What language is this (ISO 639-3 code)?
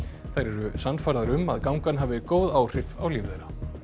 isl